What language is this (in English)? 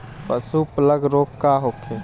Bhojpuri